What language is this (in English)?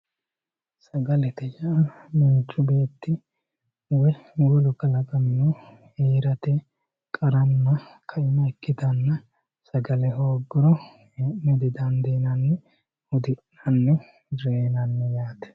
Sidamo